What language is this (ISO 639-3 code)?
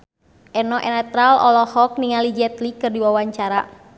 sun